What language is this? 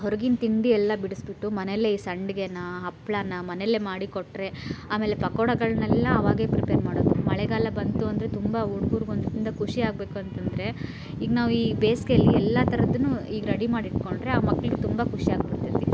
Kannada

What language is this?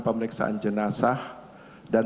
Indonesian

